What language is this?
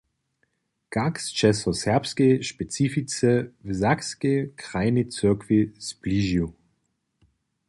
Upper Sorbian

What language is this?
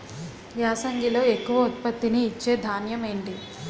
Telugu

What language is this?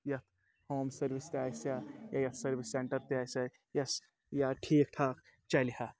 Kashmiri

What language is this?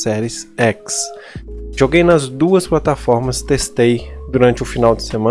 Portuguese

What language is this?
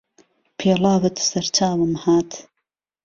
Central Kurdish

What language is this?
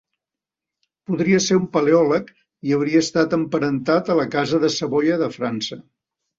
Catalan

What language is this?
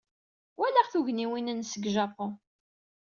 Kabyle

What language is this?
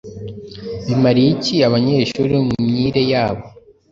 Kinyarwanda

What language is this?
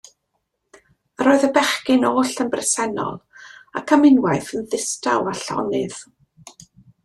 Welsh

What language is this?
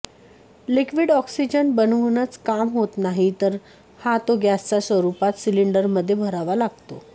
Marathi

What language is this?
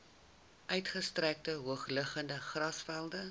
Afrikaans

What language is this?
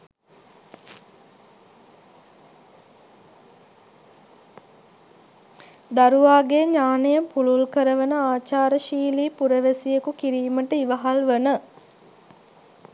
Sinhala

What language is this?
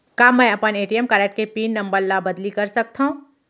Chhattisgarhi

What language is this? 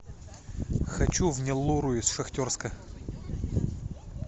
Russian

